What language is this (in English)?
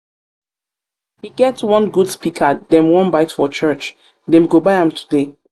Nigerian Pidgin